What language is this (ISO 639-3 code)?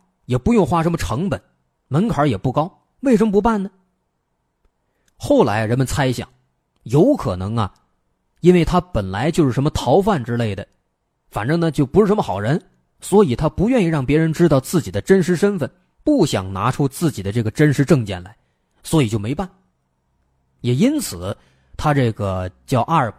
zho